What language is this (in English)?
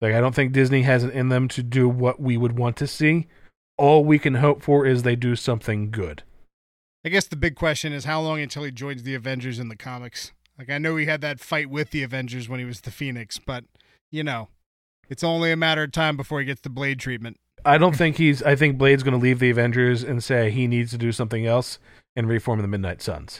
English